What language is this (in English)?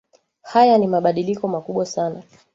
Swahili